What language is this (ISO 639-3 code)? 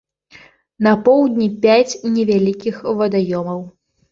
bel